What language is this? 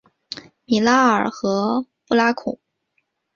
Chinese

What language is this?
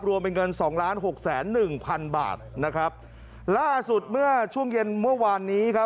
Thai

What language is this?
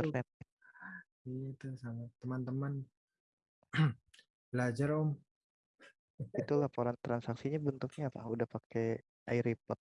Indonesian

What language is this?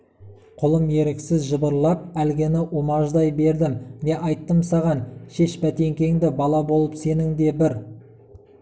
Kazakh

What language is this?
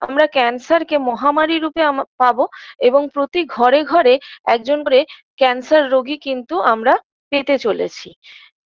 Bangla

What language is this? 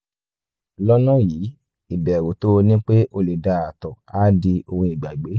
Yoruba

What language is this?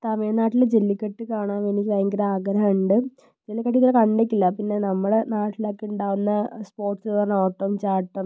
Malayalam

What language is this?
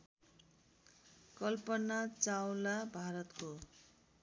Nepali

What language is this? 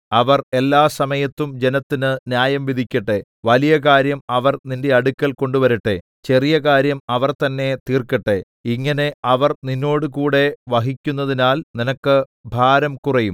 Malayalam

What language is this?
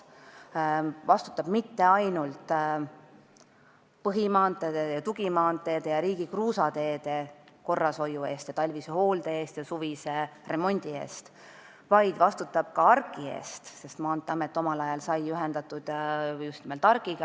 Estonian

